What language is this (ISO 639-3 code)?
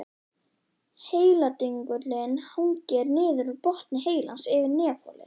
isl